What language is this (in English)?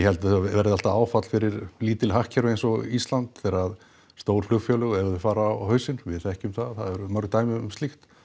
Icelandic